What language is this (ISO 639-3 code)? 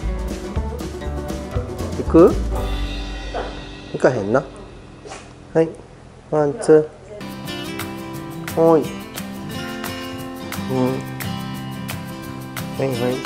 jpn